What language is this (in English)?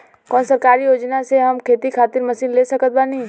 Bhojpuri